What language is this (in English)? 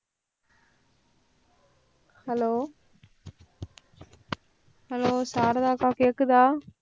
Tamil